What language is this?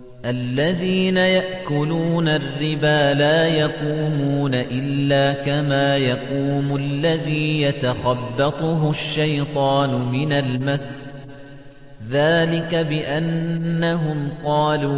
Arabic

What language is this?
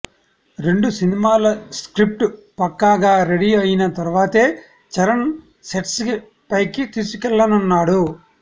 Telugu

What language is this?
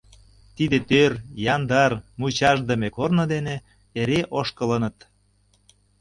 Mari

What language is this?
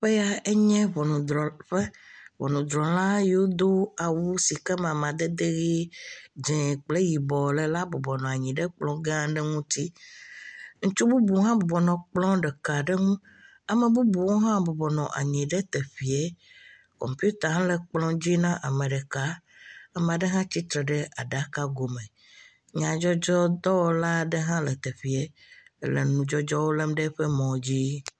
Ewe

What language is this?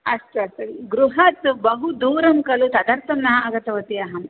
Sanskrit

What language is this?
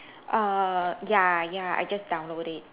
English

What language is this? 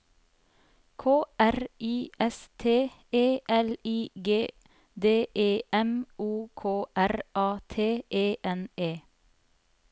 Norwegian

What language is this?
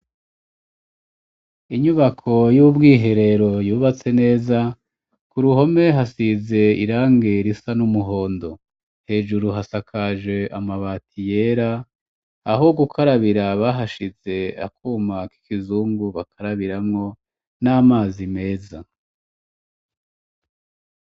Rundi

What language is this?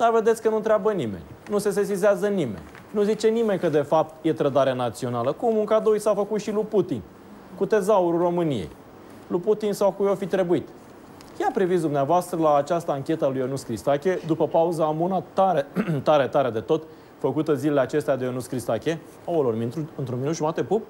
Romanian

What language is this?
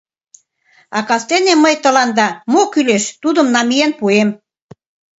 Mari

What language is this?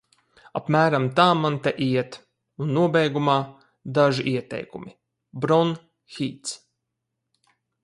Latvian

